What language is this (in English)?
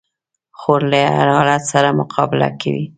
Pashto